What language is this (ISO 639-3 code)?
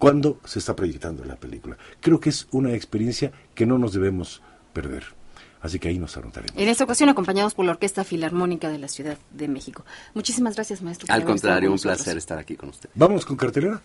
spa